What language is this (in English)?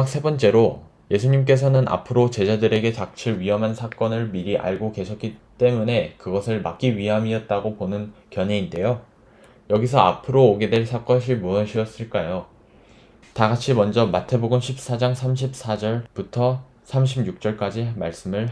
Korean